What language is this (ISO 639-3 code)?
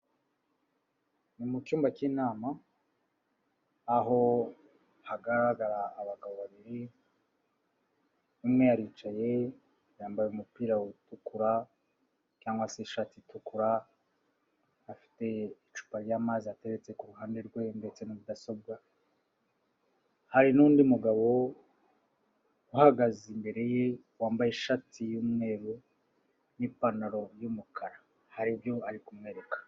kin